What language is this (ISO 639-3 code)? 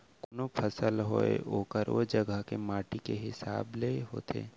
hne